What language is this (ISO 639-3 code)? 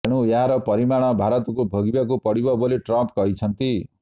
ori